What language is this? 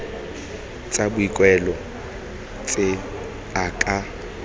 Tswana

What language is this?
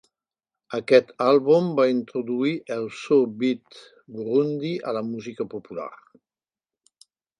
Catalan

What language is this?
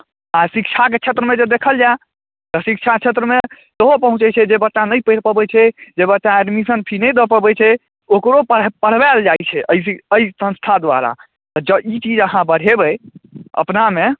Maithili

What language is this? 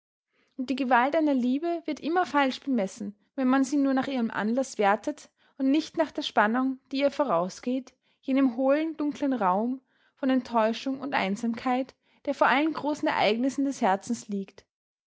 German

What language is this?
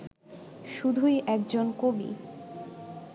Bangla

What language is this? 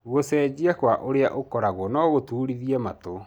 Kikuyu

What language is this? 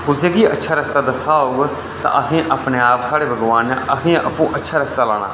Dogri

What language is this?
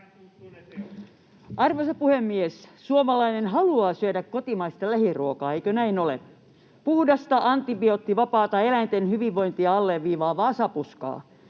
Finnish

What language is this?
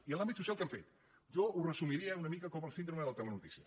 Catalan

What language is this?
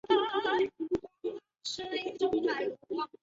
Chinese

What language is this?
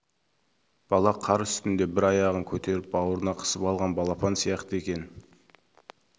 Kazakh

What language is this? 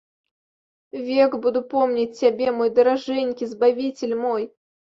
Belarusian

